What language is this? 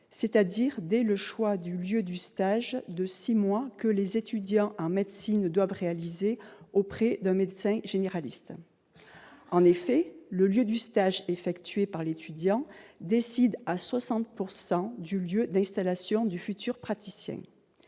French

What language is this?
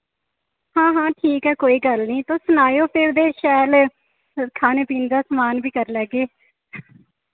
Dogri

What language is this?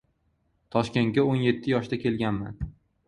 Uzbek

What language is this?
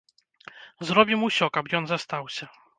Belarusian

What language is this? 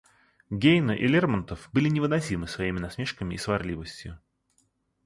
Russian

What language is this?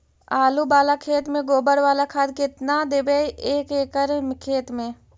Magahi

